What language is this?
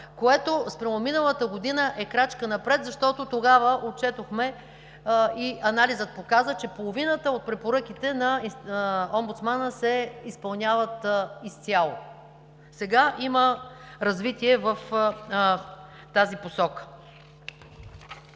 Bulgarian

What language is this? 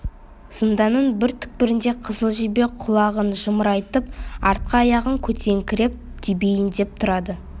Kazakh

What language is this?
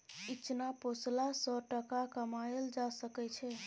Maithili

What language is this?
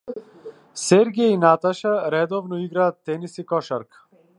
Macedonian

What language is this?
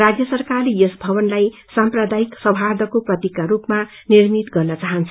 Nepali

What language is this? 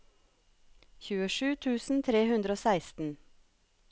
Norwegian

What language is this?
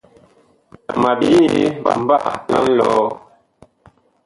Bakoko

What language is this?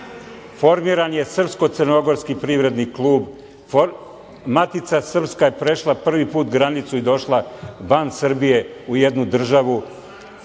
Serbian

